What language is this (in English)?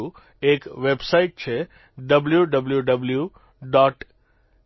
Gujarati